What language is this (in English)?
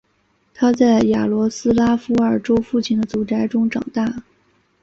Chinese